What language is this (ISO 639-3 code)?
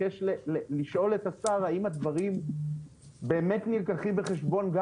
heb